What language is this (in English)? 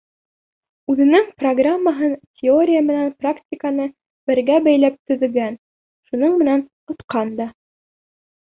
Bashkir